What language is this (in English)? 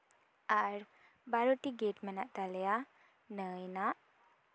Santali